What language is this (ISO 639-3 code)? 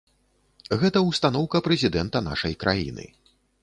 bel